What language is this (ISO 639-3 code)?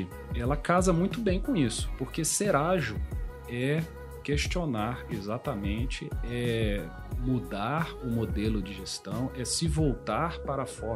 por